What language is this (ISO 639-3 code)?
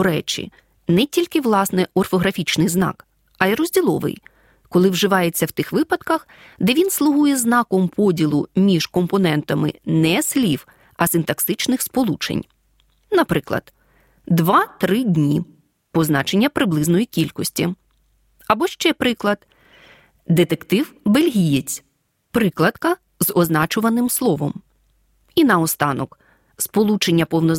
ukr